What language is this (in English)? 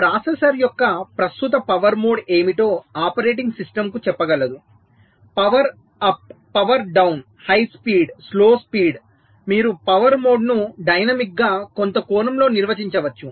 Telugu